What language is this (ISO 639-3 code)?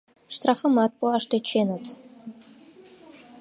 chm